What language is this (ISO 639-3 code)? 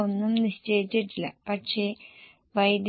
mal